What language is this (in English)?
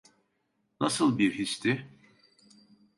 Turkish